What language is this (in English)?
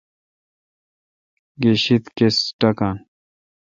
Kalkoti